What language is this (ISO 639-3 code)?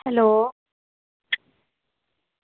doi